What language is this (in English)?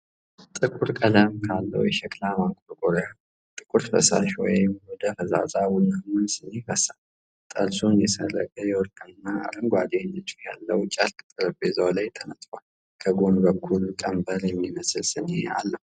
Amharic